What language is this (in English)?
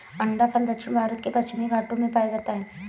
Hindi